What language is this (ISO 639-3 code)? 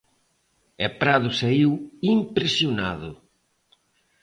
glg